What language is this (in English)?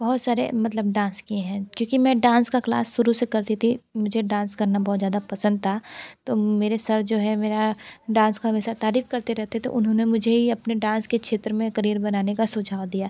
Hindi